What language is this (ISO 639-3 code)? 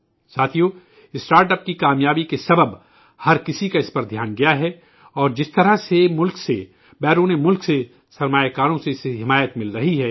urd